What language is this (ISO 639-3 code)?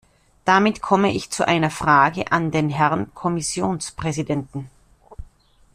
deu